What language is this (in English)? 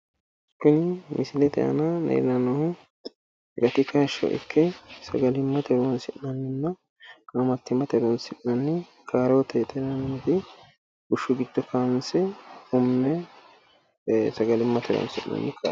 Sidamo